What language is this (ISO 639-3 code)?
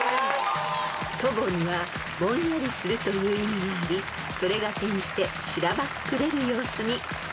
jpn